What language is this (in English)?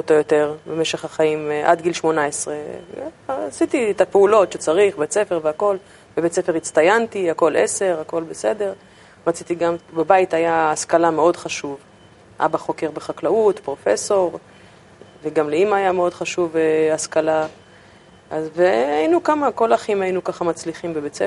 Hebrew